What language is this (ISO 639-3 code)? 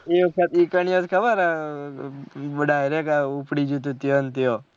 guj